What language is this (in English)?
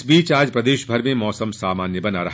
Hindi